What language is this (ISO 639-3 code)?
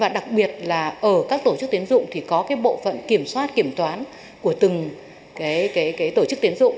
vie